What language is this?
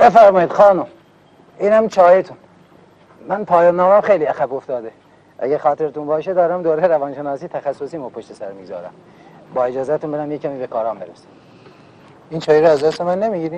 Persian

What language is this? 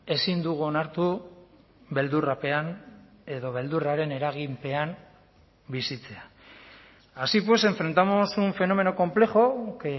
Basque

